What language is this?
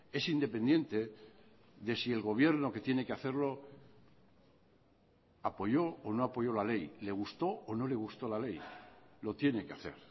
Spanish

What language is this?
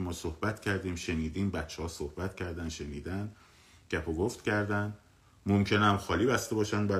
Persian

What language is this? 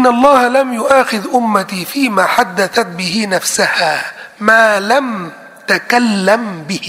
Thai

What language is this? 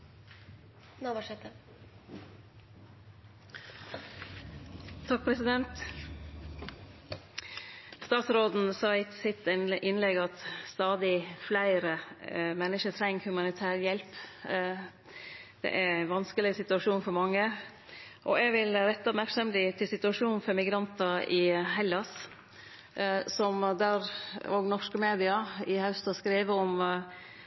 Norwegian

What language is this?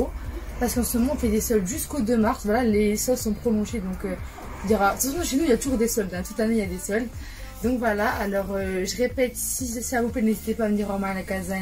French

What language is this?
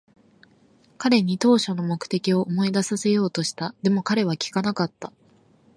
Japanese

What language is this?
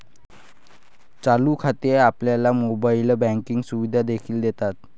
Marathi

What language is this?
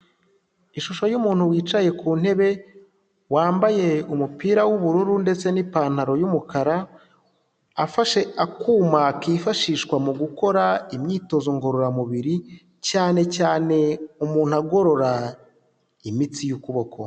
Kinyarwanda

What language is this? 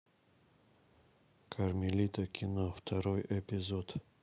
Russian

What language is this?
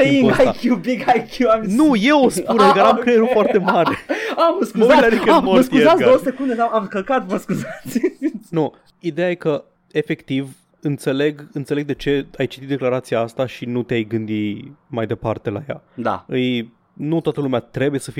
Romanian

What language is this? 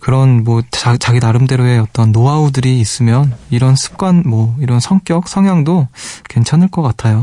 Korean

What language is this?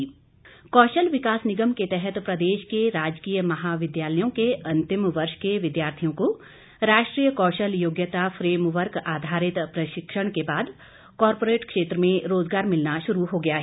Hindi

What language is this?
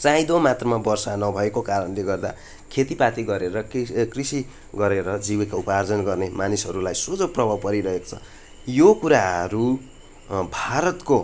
Nepali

